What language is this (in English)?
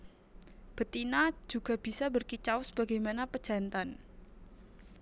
Javanese